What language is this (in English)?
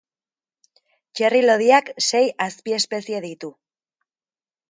Basque